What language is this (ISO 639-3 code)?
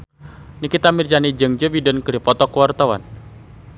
sun